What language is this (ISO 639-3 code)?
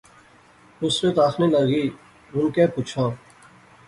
phr